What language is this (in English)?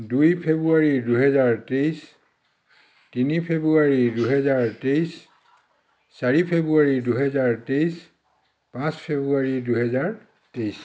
Assamese